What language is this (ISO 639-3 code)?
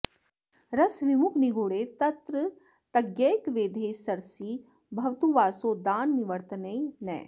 san